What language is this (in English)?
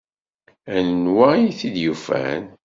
Kabyle